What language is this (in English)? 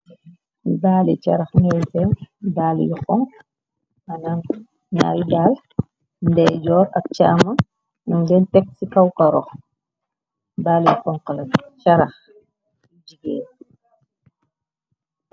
Wolof